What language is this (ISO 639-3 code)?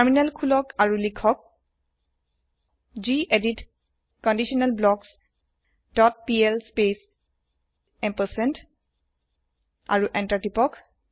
asm